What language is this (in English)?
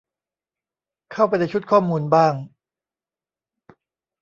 Thai